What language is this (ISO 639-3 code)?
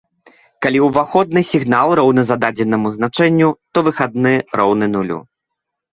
bel